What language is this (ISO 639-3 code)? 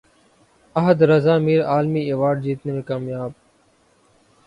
urd